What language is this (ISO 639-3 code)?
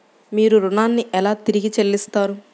tel